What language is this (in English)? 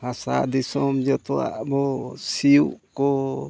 Santali